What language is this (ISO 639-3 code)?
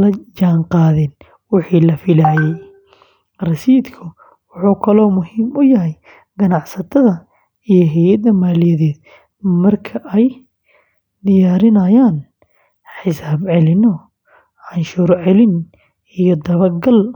som